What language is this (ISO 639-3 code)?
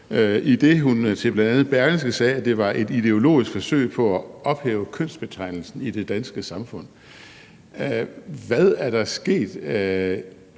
dan